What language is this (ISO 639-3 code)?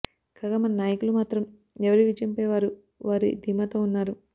tel